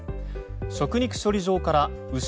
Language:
Japanese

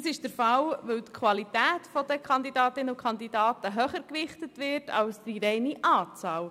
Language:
Swiss German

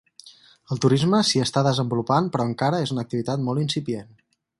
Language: Catalan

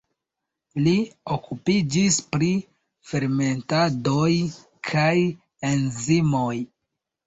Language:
Esperanto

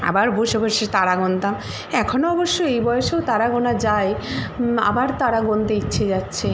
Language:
Bangla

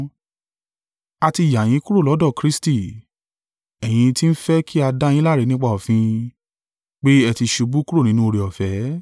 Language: Yoruba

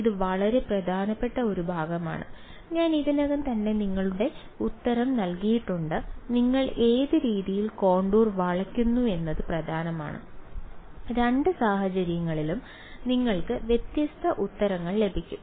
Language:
Malayalam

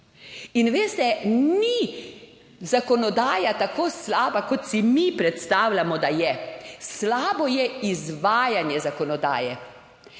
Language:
Slovenian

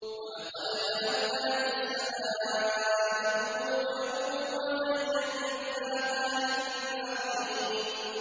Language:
Arabic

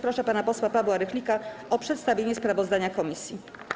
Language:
Polish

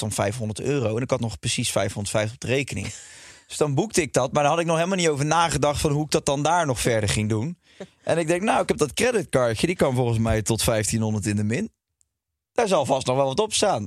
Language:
Dutch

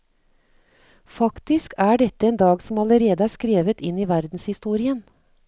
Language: Norwegian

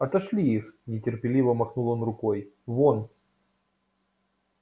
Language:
Russian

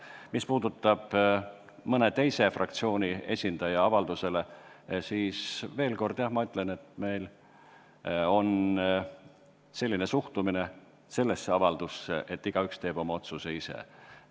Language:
Estonian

